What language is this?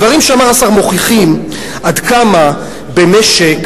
Hebrew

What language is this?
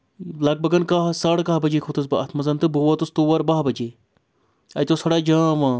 Kashmiri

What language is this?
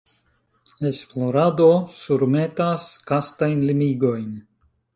Esperanto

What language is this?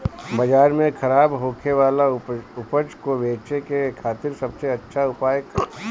Bhojpuri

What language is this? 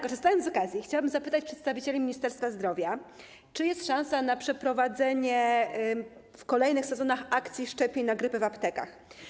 Polish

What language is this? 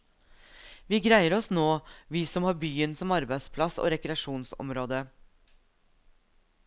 Norwegian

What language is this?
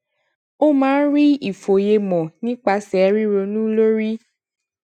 Yoruba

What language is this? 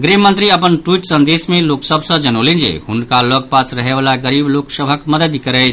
Maithili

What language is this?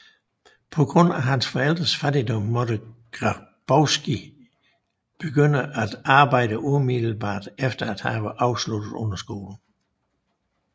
Danish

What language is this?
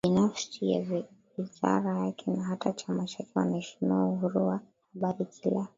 Swahili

